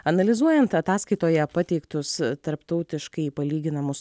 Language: Lithuanian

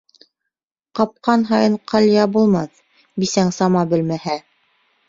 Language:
Bashkir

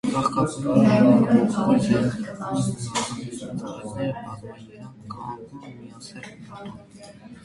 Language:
Armenian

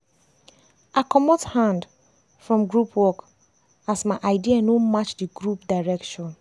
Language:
Nigerian Pidgin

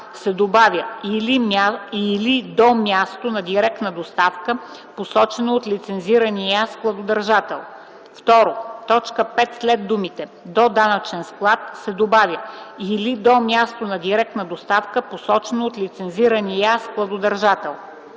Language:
Bulgarian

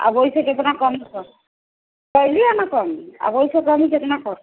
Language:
Maithili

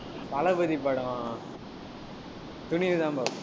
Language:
Tamil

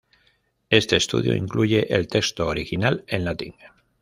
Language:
Spanish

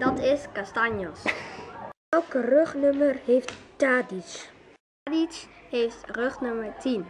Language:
Dutch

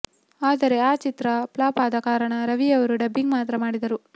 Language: Kannada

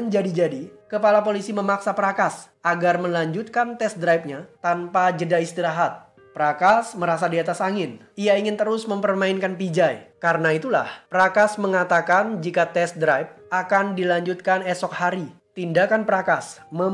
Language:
Indonesian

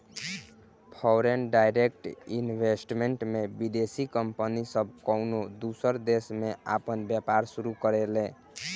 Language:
Bhojpuri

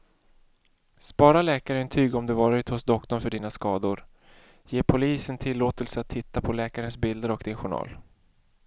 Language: Swedish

